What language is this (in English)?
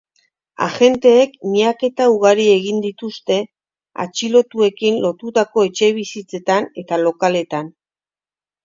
Basque